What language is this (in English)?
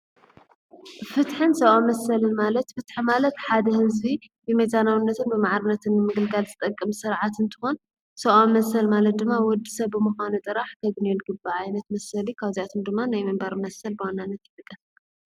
Tigrinya